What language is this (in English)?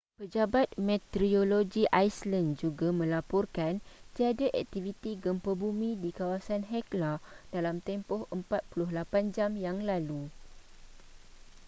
Malay